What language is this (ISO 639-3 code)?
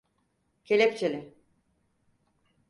tur